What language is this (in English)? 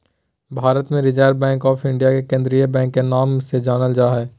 Magahi